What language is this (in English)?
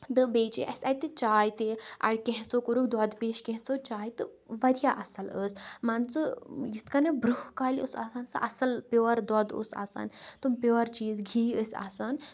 Kashmiri